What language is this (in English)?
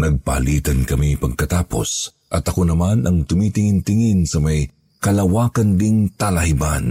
Filipino